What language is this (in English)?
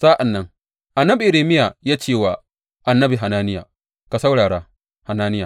Hausa